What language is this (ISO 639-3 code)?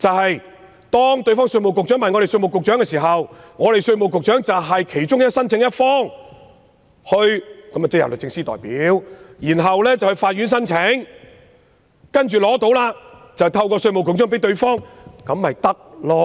yue